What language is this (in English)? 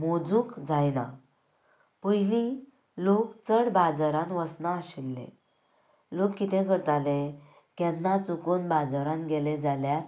Konkani